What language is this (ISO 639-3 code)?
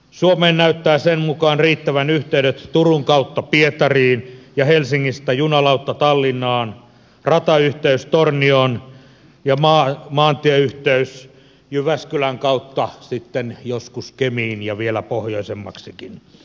fin